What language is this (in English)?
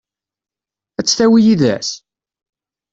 Kabyle